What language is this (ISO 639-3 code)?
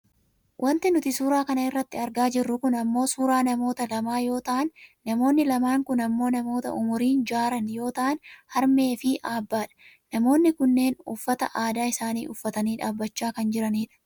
orm